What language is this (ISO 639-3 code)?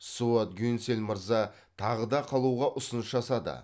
kaz